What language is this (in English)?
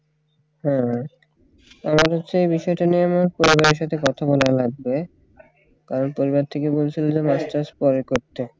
Bangla